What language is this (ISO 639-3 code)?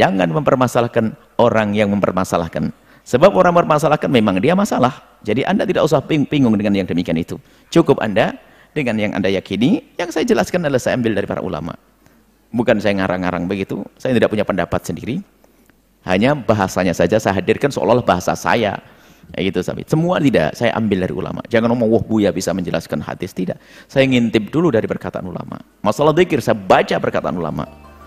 ind